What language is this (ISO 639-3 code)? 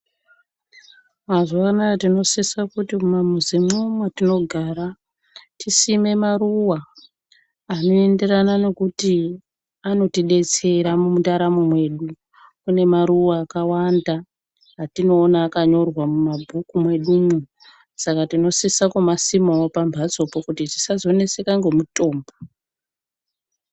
ndc